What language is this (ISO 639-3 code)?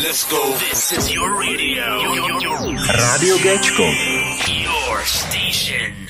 ces